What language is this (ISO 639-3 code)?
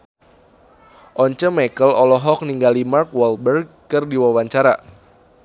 sun